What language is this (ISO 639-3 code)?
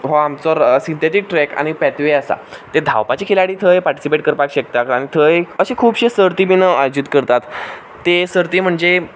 kok